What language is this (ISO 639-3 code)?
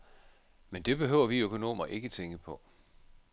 dan